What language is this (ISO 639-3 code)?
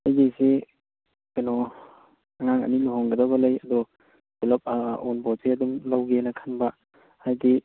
mni